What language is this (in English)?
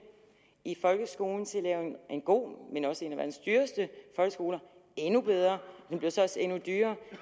Danish